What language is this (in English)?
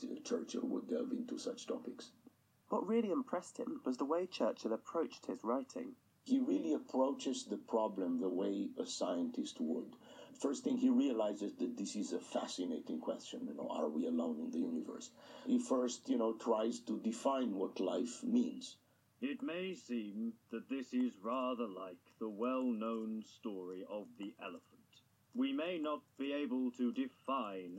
Romanian